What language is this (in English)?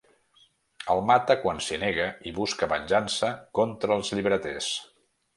Catalan